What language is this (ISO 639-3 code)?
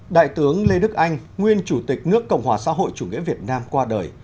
vie